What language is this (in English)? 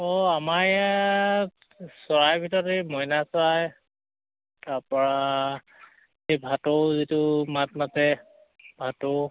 Assamese